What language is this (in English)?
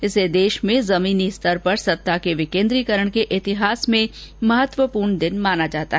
Hindi